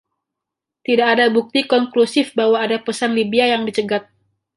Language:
Indonesian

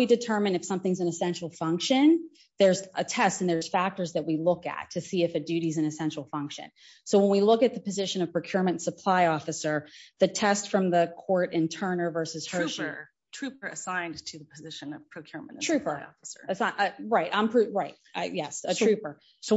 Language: English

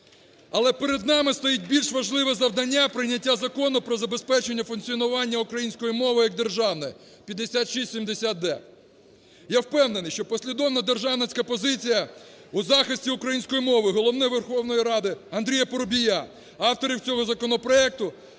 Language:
Ukrainian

